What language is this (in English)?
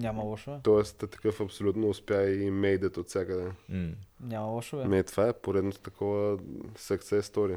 Bulgarian